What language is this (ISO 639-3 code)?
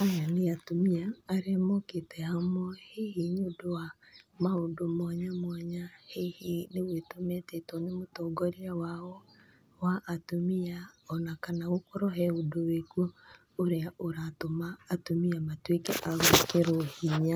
kik